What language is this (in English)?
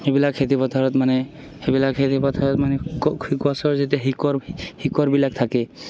Assamese